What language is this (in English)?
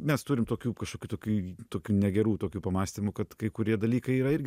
Lithuanian